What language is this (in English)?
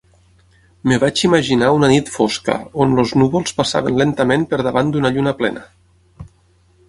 Catalan